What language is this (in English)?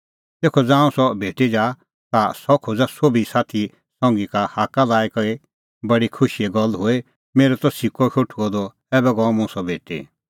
Kullu Pahari